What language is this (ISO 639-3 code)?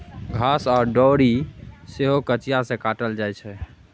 mai